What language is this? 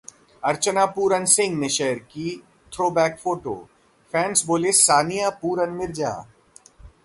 Hindi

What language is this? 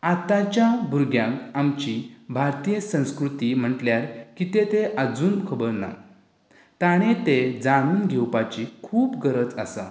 Konkani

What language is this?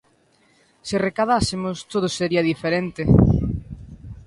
Galician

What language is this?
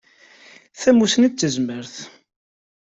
Kabyle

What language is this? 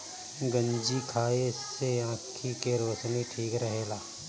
Bhojpuri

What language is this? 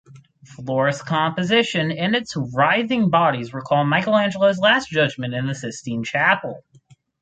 English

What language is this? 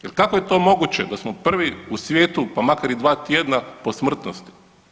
Croatian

